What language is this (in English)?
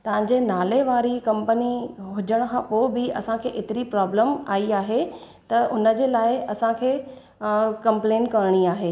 Sindhi